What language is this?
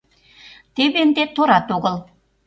Mari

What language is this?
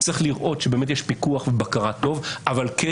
Hebrew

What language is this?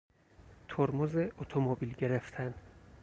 Persian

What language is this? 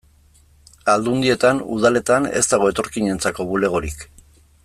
Basque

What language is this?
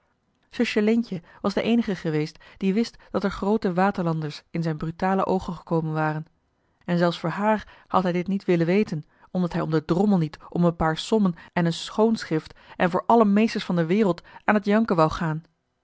Dutch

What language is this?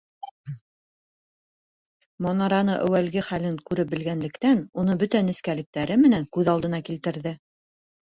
Bashkir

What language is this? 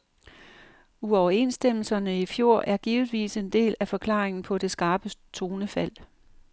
Danish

